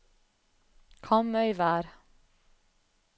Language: Norwegian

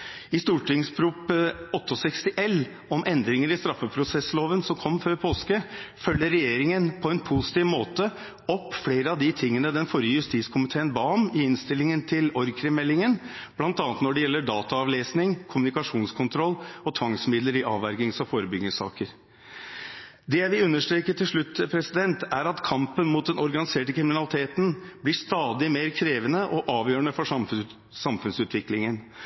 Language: Norwegian Bokmål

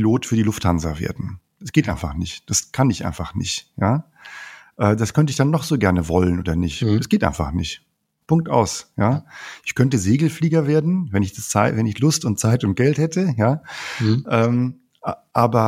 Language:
German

